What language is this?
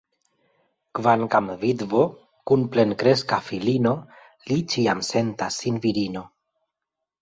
Esperanto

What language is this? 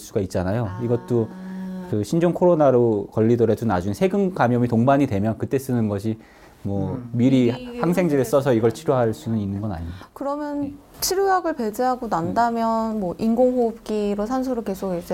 Korean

